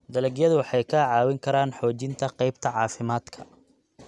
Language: Somali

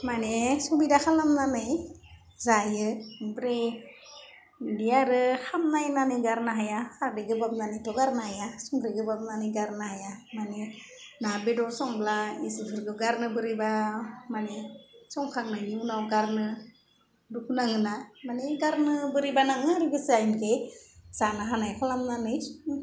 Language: Bodo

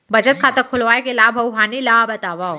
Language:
Chhattisgarhi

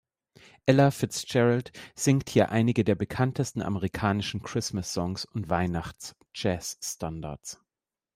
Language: German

